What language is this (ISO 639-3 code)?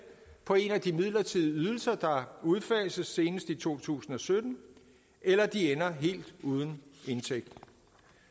dan